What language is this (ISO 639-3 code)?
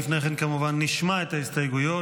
heb